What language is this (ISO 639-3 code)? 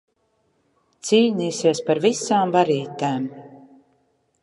lav